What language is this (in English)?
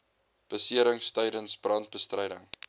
Afrikaans